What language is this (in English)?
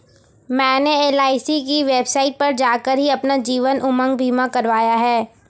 Hindi